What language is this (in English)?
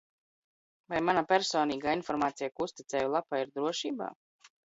Latvian